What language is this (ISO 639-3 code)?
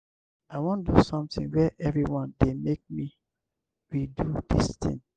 pcm